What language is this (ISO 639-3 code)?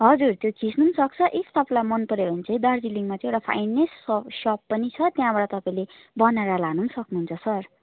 nep